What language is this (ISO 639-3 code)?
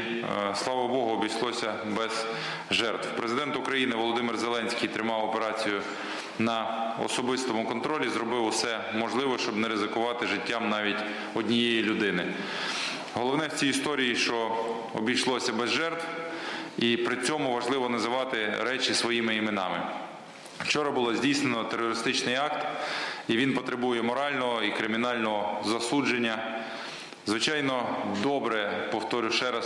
ukr